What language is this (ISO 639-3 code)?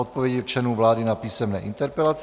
ces